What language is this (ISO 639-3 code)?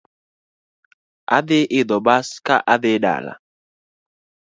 luo